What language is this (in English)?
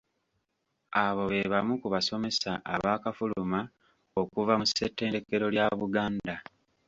Ganda